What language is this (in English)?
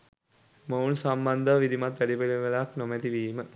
Sinhala